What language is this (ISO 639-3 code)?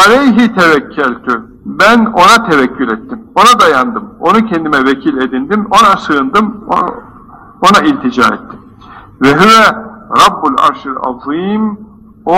tur